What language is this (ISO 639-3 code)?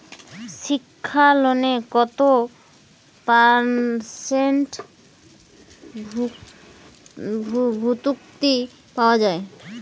ben